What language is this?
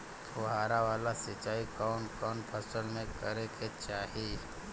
Bhojpuri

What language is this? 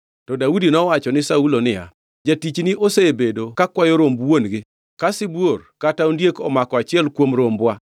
Luo (Kenya and Tanzania)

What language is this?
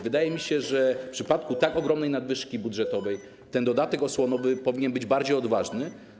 Polish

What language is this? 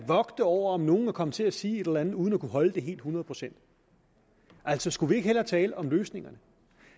Danish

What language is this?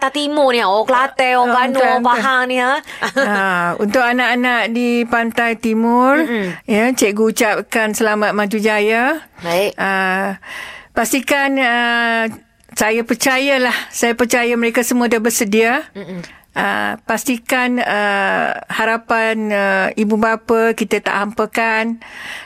Malay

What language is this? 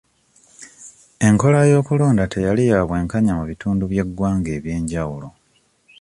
Ganda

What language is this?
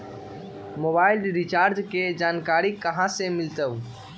Magahi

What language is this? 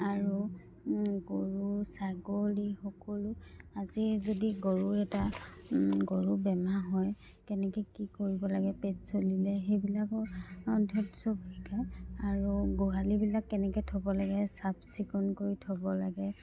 Assamese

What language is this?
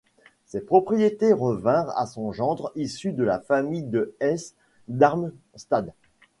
French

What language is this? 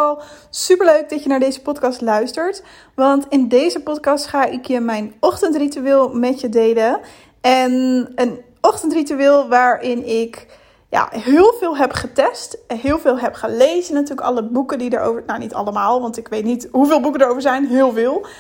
Dutch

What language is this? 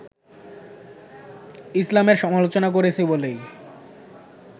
Bangla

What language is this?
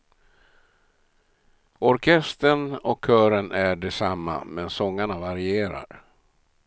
Swedish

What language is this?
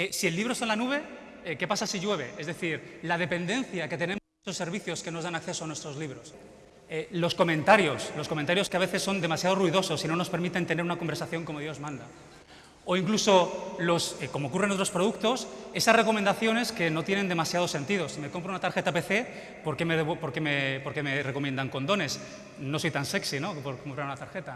Spanish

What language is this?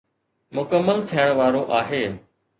Sindhi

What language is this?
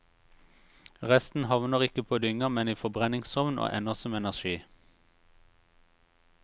Norwegian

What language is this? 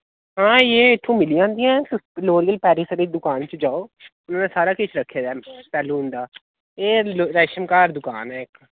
Dogri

